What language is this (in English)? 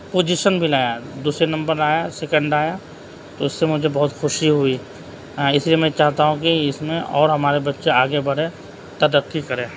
Urdu